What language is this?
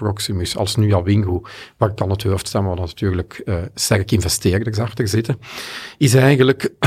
Dutch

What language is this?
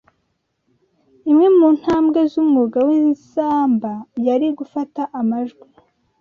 Kinyarwanda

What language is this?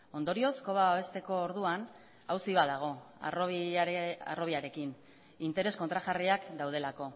Basque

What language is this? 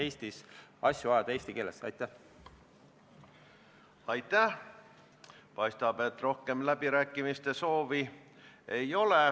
Estonian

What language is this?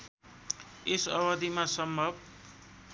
Nepali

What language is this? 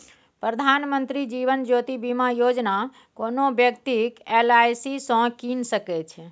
Maithili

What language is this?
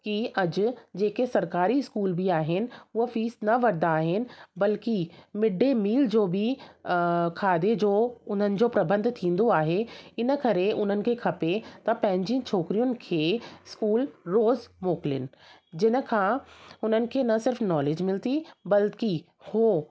Sindhi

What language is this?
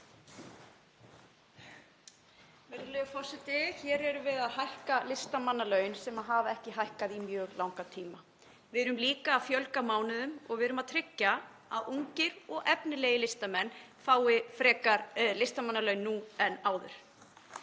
Icelandic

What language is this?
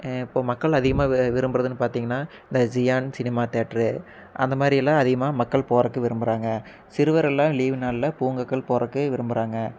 Tamil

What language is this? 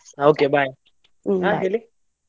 Kannada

